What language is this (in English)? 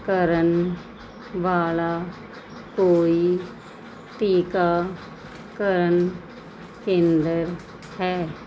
Punjabi